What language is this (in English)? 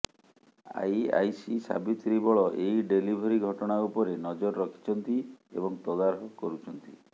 Odia